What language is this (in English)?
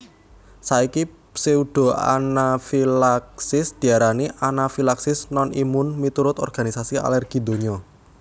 Javanese